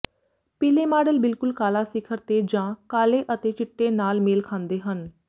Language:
Punjabi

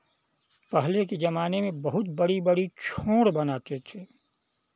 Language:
Hindi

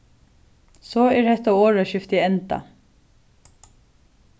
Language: Faroese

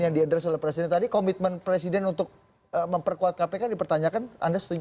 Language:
Indonesian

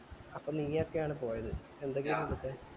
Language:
Malayalam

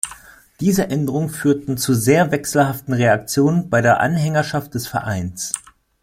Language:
German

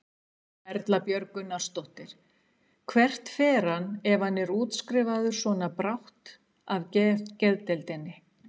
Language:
Icelandic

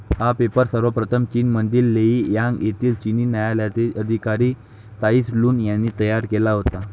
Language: Marathi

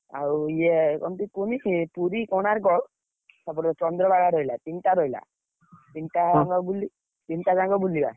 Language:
Odia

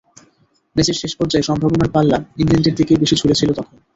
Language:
Bangla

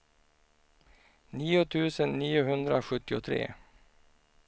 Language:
Swedish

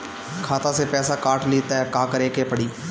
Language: Bhojpuri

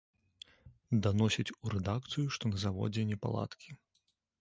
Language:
Belarusian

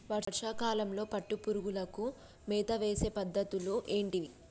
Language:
Telugu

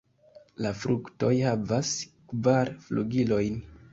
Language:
Esperanto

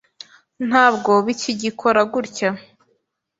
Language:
Kinyarwanda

